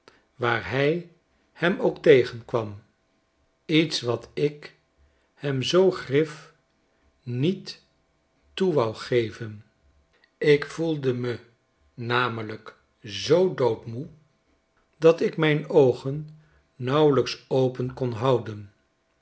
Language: Dutch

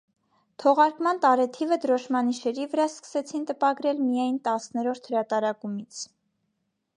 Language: Armenian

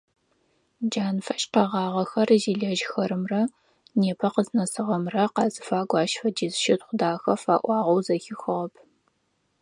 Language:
Adyghe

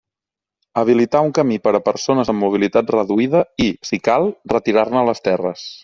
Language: Catalan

